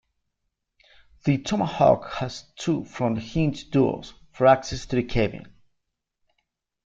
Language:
English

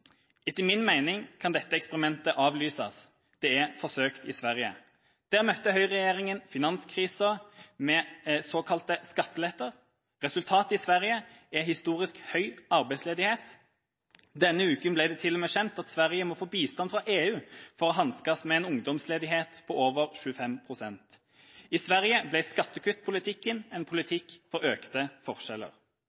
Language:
Norwegian Bokmål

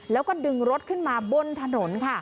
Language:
Thai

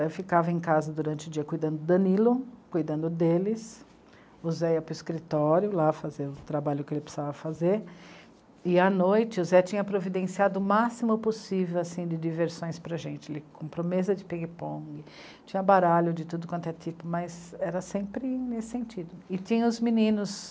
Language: Portuguese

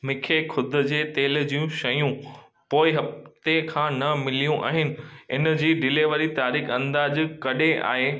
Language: Sindhi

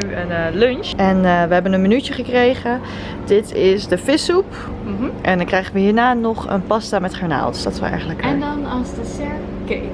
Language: Dutch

